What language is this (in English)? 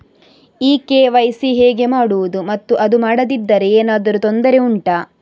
Kannada